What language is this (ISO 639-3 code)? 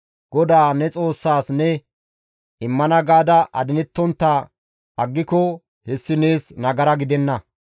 gmv